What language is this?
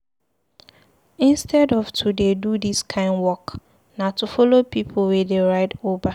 Nigerian Pidgin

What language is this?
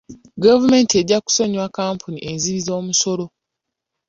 Ganda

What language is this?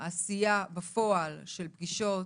Hebrew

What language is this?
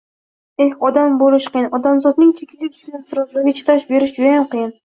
Uzbek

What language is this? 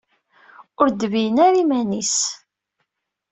Kabyle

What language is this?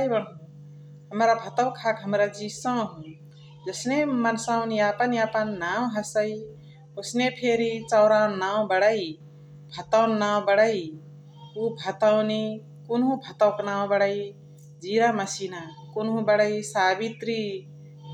Chitwania Tharu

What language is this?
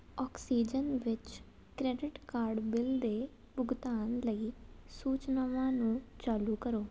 Punjabi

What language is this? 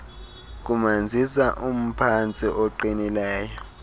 Xhosa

